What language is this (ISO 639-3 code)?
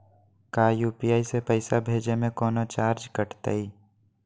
mag